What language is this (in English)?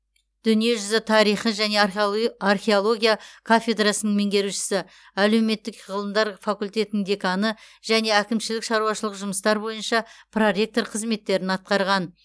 Kazakh